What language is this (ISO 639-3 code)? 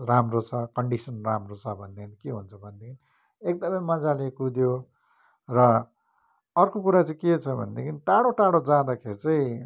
nep